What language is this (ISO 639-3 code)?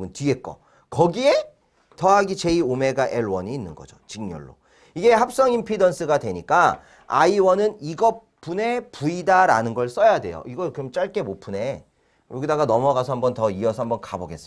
kor